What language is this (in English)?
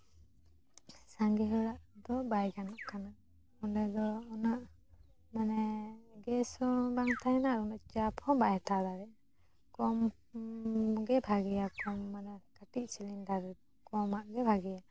Santali